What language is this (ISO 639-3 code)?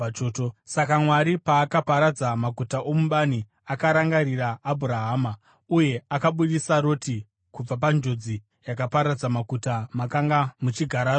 sna